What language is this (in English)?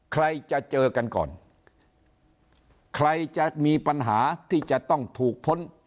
Thai